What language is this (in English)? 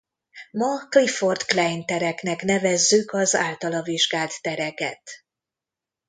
Hungarian